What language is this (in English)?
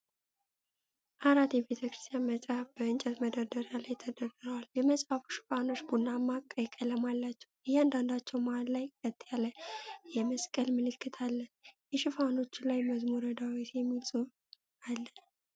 Amharic